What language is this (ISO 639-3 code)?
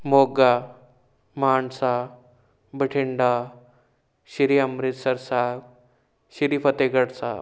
pan